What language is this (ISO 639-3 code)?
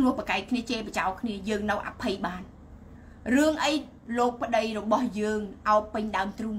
vie